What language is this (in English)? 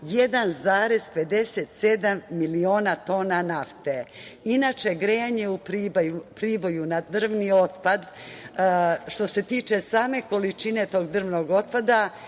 Serbian